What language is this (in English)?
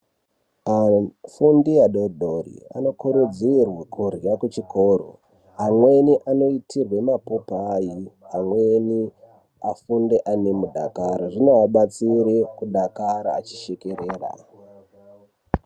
Ndau